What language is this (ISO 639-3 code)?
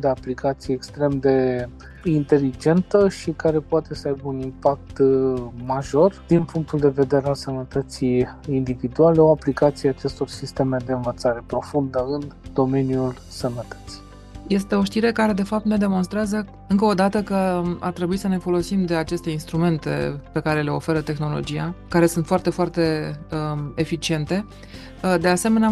ron